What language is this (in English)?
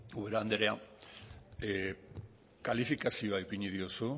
Basque